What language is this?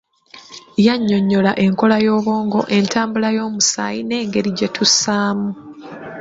Ganda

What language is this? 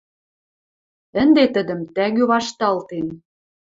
Western Mari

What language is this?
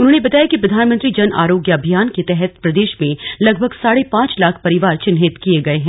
Hindi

